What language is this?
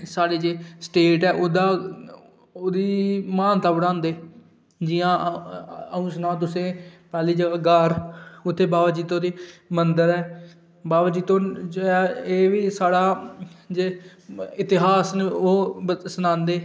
Dogri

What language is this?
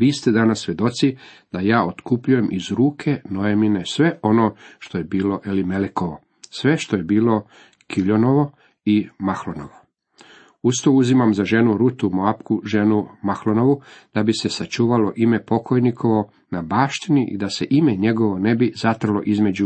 Croatian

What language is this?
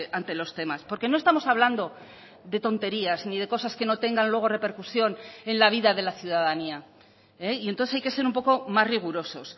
Spanish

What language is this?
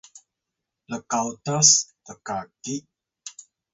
Atayal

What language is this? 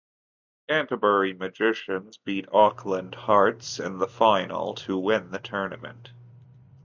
English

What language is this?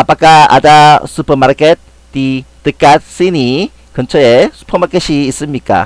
Korean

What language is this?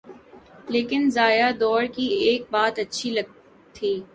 Urdu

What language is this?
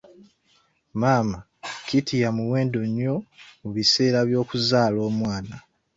Ganda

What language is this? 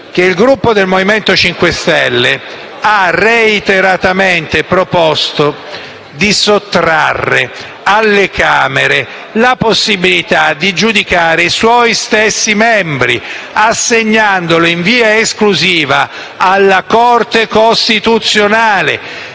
Italian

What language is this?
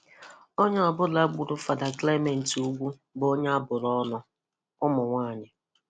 Igbo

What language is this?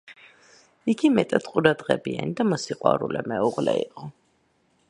Georgian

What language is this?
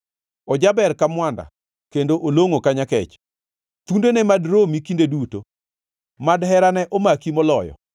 Luo (Kenya and Tanzania)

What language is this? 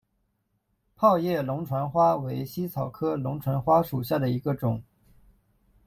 Chinese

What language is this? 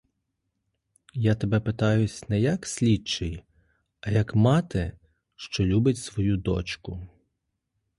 Ukrainian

